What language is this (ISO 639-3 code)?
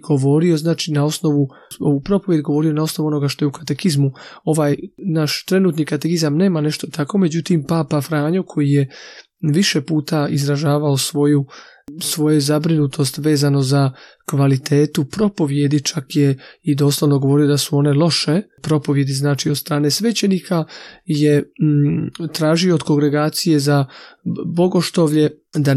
hrv